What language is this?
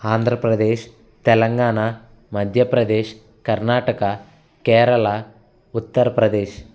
Telugu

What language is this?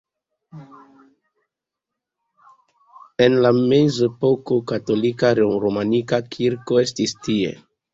Esperanto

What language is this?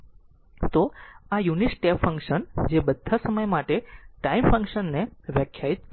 Gujarati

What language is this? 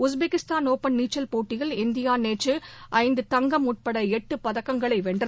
Tamil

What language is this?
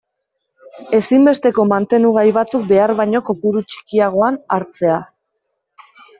Basque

